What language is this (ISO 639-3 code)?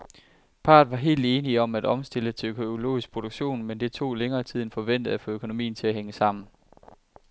dan